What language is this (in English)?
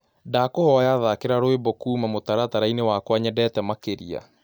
Kikuyu